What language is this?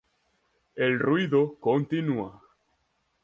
Spanish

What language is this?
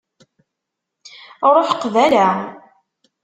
Kabyle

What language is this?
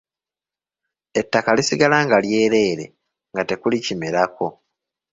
Ganda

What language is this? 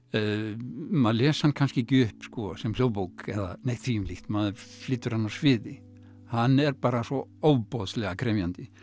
Icelandic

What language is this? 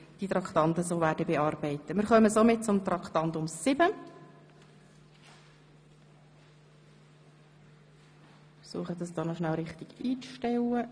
Swiss German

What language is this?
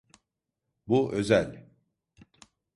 Turkish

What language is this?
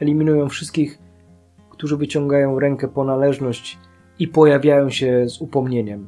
Polish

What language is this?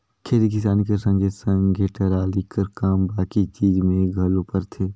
Chhattisgarhi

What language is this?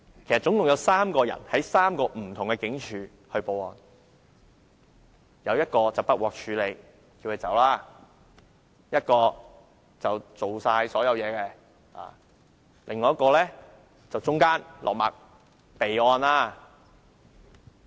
Cantonese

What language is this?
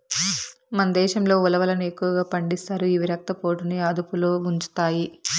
Telugu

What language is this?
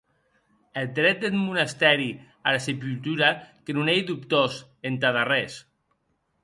Occitan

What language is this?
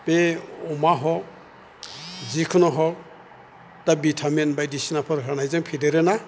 Bodo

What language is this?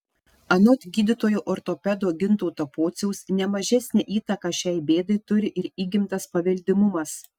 Lithuanian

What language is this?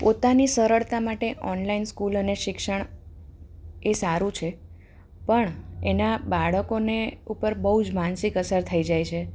Gujarati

